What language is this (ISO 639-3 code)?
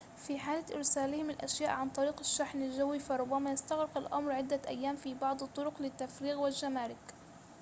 ara